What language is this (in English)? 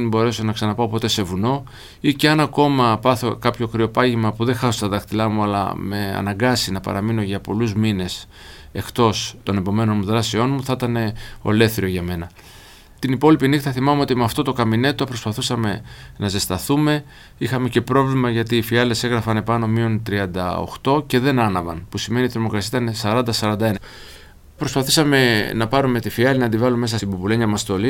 Greek